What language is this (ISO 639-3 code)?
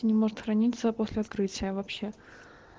rus